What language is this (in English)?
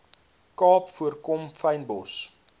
Afrikaans